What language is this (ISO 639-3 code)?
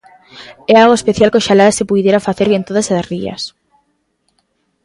glg